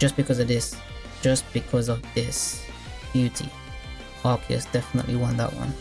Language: English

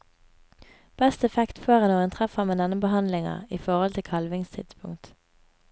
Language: Norwegian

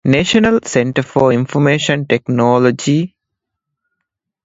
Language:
Divehi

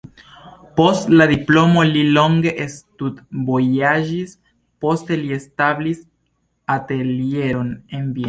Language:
Esperanto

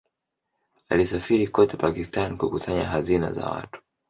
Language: Swahili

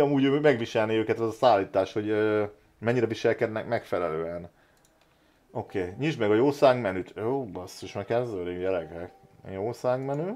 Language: Hungarian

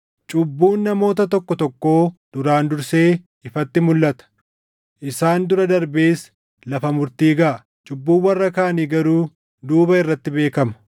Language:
Oromo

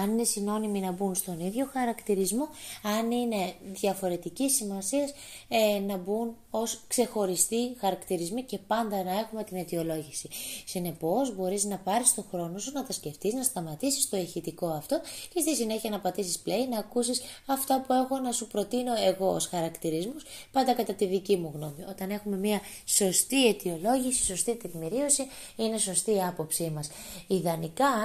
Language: Greek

